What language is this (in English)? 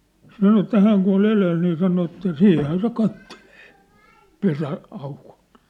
Finnish